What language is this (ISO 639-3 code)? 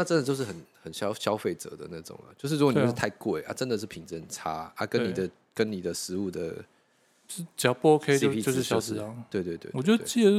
zho